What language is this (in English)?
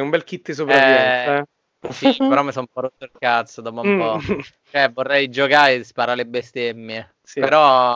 Italian